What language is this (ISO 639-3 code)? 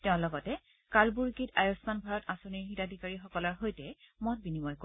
asm